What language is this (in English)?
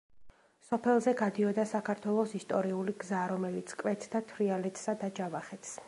Georgian